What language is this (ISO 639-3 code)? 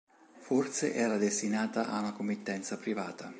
ita